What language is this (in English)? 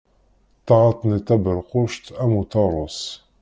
Kabyle